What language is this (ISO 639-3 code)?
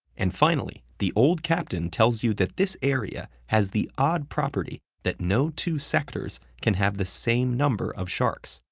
eng